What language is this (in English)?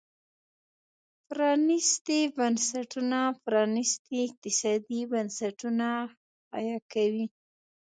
Pashto